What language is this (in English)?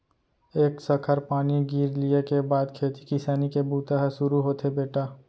Chhattisgarhi